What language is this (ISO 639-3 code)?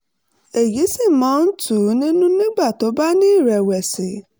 yor